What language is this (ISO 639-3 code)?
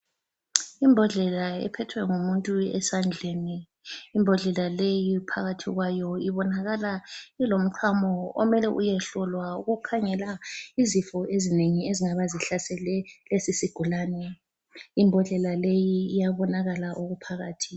nde